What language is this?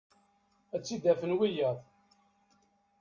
Kabyle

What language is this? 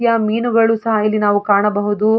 Kannada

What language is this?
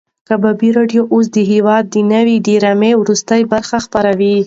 Pashto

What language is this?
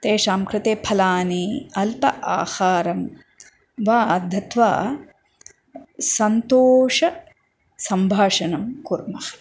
Sanskrit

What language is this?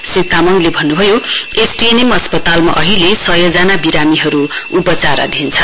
Nepali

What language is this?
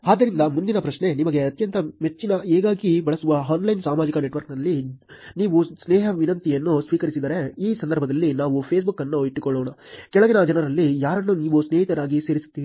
Kannada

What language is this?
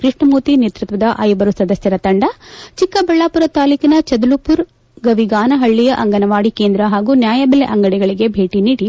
Kannada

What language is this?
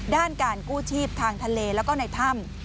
Thai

